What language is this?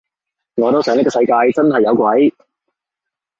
Cantonese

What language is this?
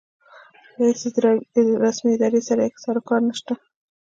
Pashto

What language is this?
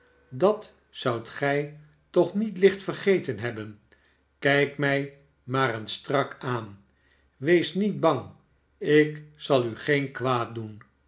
Dutch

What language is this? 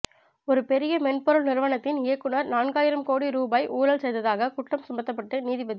Tamil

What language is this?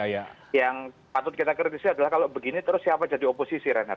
Indonesian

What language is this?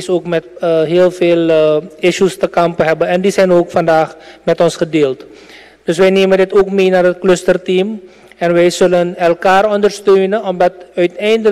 Dutch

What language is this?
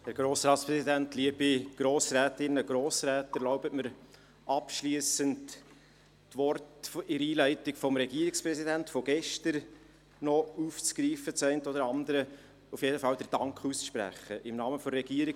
Swiss German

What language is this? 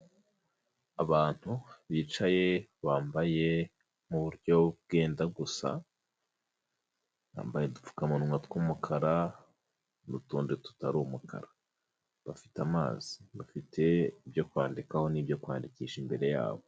Kinyarwanda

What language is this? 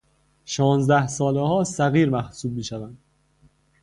Persian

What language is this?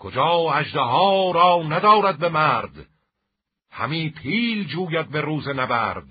Persian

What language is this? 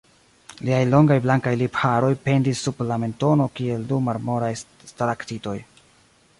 Esperanto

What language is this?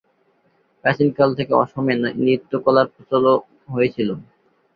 Bangla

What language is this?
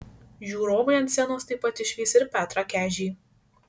Lithuanian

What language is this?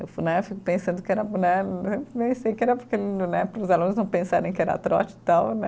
Portuguese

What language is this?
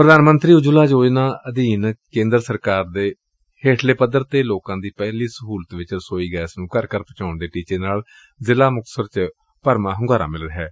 Punjabi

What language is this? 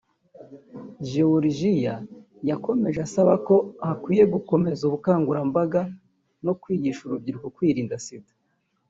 Kinyarwanda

